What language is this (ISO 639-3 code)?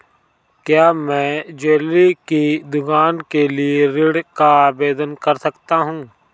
hin